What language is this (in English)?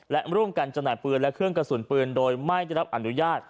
Thai